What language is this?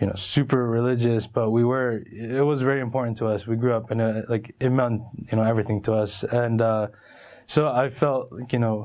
English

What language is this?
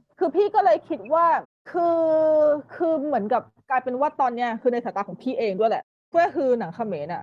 Thai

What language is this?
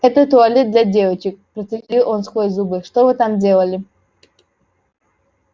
Russian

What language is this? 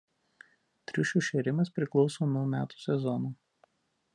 Lithuanian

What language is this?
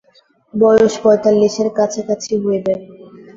Bangla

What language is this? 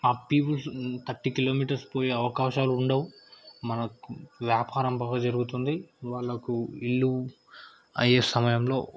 Telugu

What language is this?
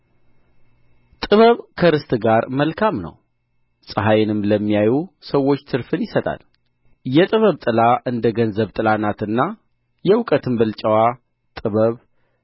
Amharic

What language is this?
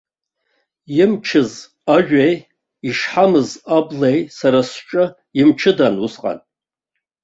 Abkhazian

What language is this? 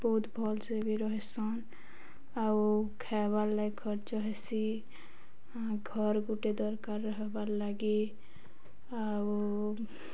Odia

